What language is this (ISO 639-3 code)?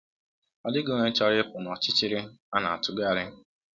ibo